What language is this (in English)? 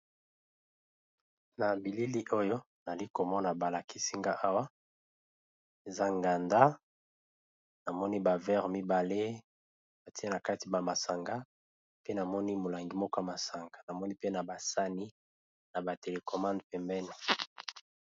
Lingala